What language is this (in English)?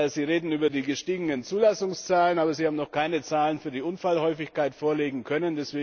German